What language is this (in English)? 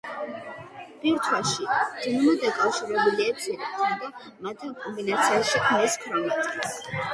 Georgian